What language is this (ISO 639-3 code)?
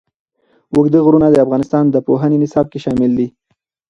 pus